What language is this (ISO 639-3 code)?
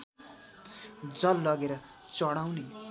nep